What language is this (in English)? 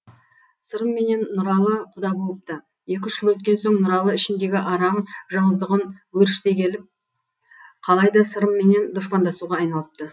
Kazakh